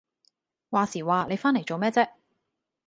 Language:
Cantonese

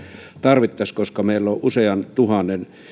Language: Finnish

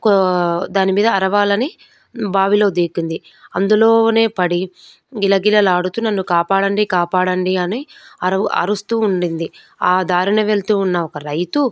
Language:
Telugu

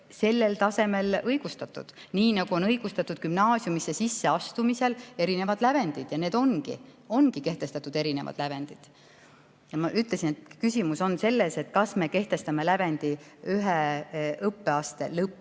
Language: Estonian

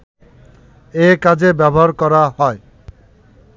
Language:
Bangla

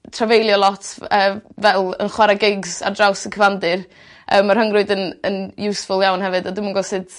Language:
Welsh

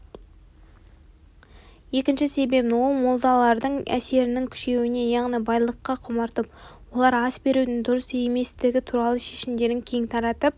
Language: Kazakh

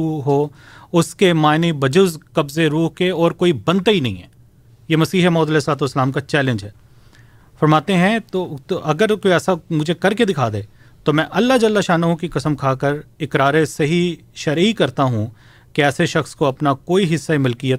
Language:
Urdu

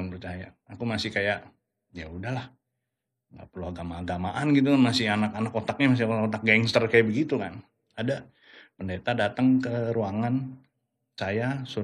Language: Indonesian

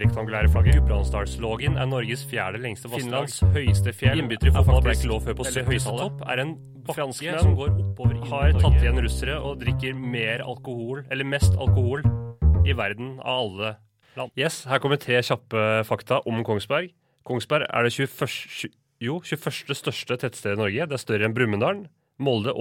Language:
Danish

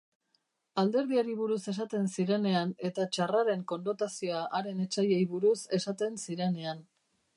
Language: Basque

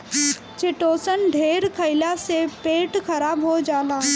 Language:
Bhojpuri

